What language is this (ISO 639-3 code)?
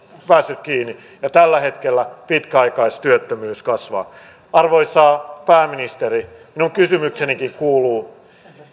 fin